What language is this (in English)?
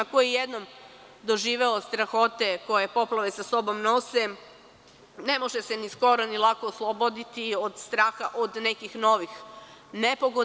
Serbian